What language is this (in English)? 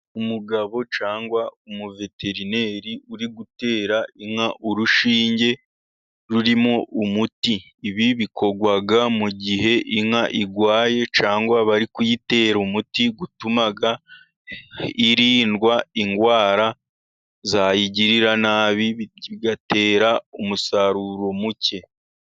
Kinyarwanda